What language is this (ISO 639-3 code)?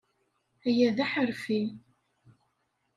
kab